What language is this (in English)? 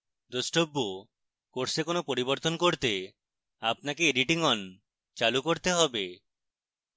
Bangla